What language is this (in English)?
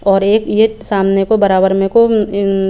Hindi